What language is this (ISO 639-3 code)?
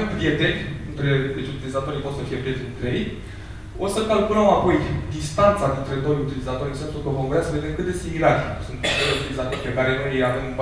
ron